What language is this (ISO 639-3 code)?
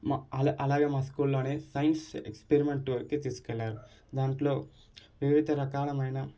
tel